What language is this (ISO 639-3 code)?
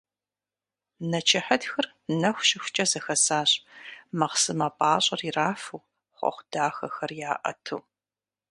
kbd